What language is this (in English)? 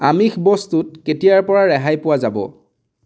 Assamese